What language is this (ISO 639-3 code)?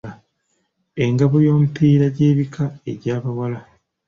lug